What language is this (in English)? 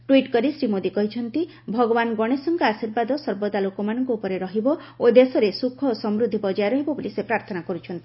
Odia